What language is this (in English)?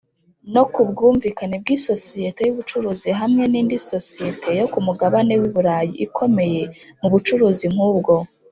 Kinyarwanda